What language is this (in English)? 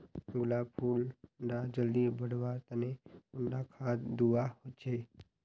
Magahi